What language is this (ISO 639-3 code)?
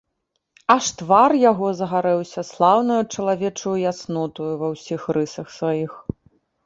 bel